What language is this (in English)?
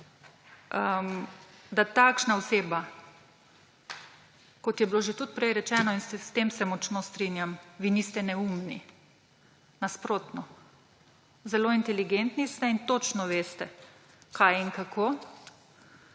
Slovenian